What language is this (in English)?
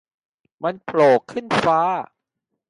Thai